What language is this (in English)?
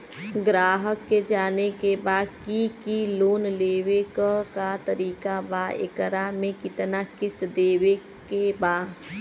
Bhojpuri